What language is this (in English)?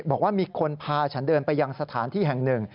Thai